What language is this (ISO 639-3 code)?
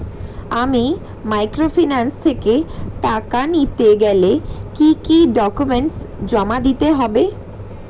ben